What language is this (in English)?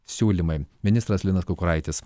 Lithuanian